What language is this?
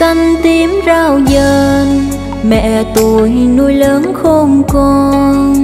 Vietnamese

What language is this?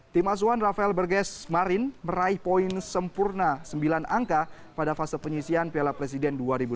Indonesian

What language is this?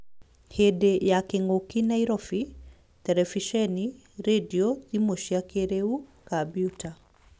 Kikuyu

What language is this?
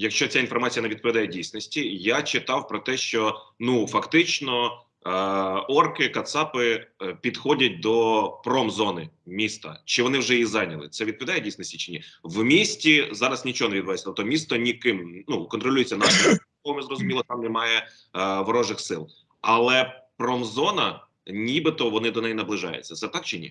Ukrainian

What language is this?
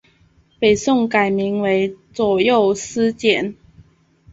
Chinese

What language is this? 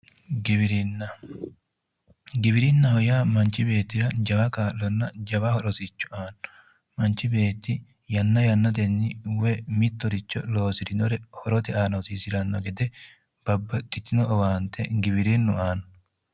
Sidamo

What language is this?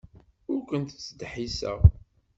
Kabyle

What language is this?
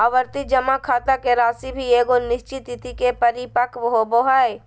Magahi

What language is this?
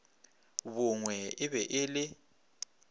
Northern Sotho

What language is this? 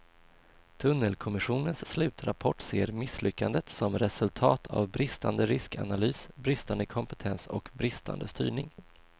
Swedish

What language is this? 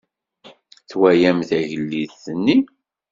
Kabyle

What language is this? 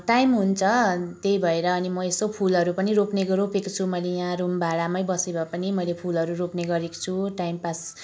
Nepali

